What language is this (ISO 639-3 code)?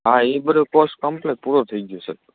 guj